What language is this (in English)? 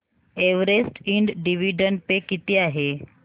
Marathi